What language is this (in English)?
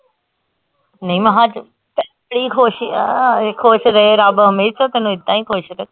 Punjabi